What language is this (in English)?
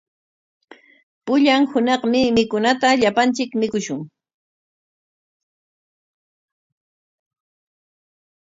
Corongo Ancash Quechua